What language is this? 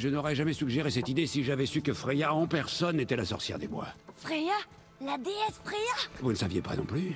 French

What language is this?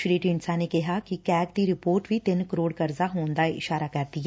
Punjabi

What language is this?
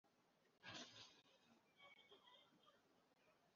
Kinyarwanda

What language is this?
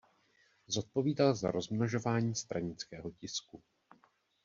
Czech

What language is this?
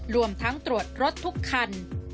Thai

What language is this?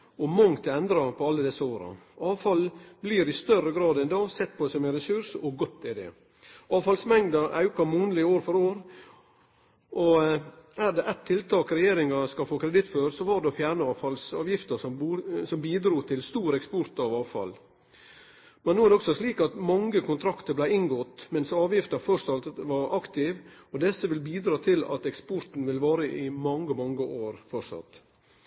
Norwegian Nynorsk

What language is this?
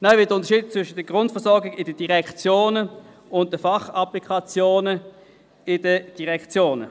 Swiss German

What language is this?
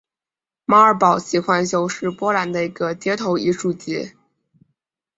Chinese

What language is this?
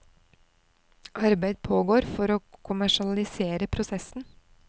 Norwegian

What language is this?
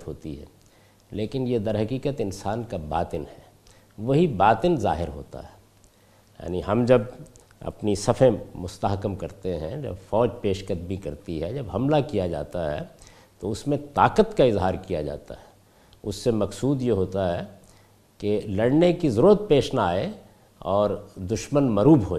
Urdu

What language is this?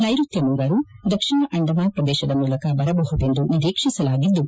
Kannada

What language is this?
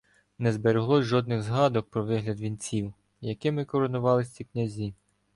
Ukrainian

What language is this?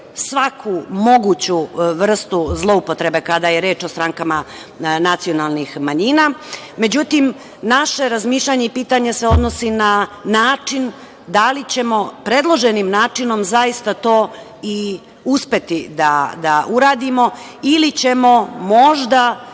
Serbian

